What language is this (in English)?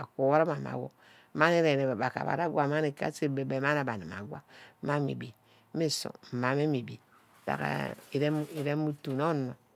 Ubaghara